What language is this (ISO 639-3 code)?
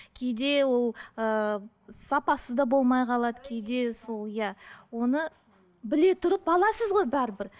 kaz